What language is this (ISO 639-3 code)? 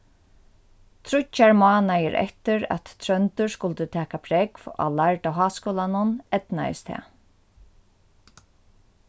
fao